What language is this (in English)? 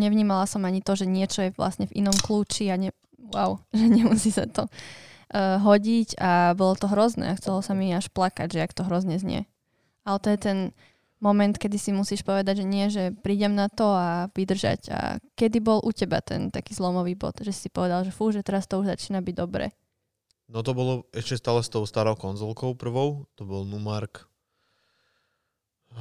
Slovak